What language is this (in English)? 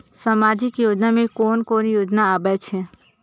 Maithili